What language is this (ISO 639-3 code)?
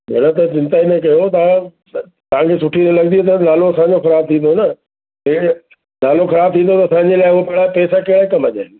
snd